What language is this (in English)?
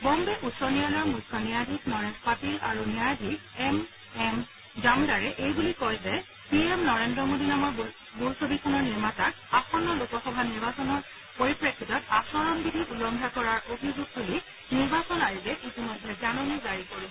Assamese